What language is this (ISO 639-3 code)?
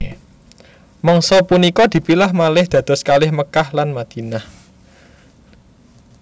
jav